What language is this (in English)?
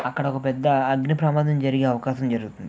Telugu